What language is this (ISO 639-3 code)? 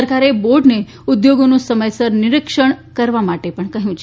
guj